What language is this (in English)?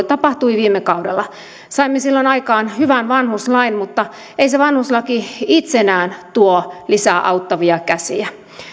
Finnish